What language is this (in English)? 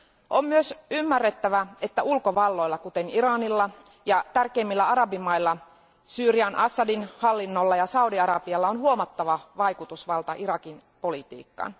Finnish